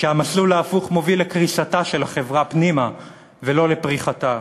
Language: Hebrew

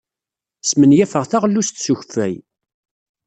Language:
Kabyle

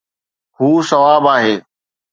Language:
Sindhi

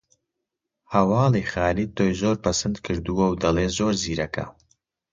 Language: Central Kurdish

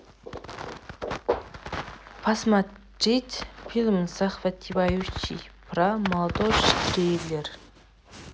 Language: Russian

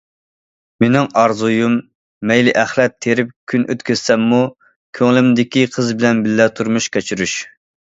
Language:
Uyghur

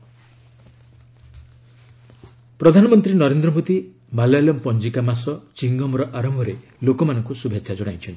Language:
Odia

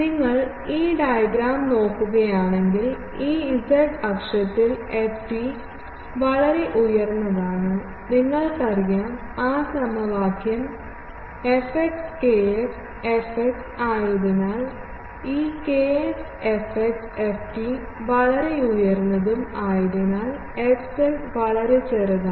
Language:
Malayalam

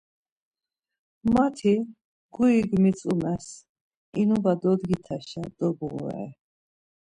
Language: Laz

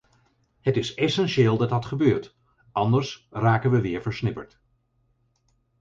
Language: Dutch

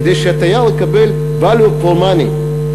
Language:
Hebrew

